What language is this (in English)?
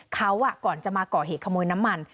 Thai